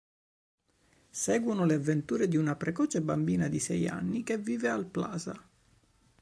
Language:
Italian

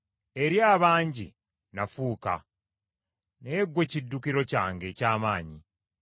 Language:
Ganda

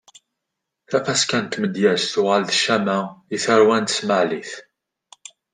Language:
Kabyle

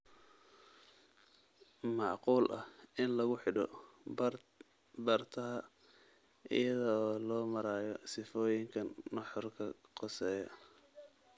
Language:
Somali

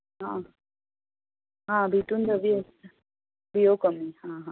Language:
Konkani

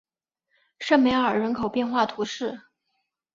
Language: Chinese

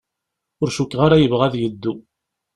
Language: Kabyle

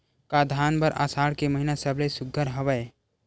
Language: Chhattisgarhi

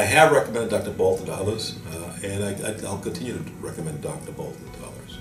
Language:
English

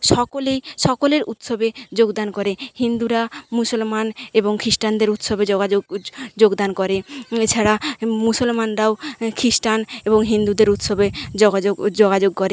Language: Bangla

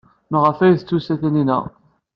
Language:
Kabyle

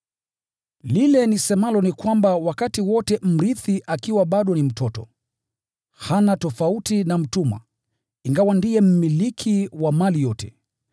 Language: Swahili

